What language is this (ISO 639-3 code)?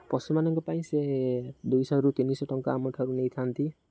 ori